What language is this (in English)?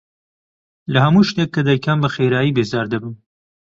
Central Kurdish